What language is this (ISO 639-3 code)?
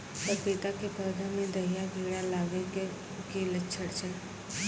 mai